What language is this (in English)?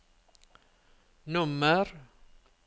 Norwegian